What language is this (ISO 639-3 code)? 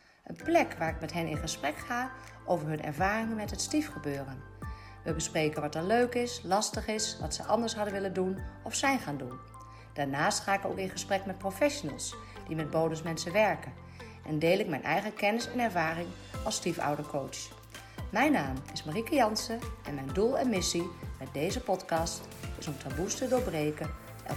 nld